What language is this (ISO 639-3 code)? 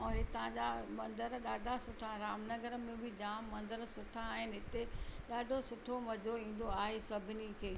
snd